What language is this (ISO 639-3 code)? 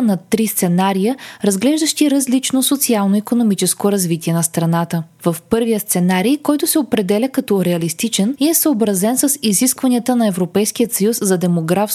bul